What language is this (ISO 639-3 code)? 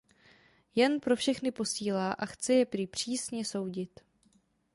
ces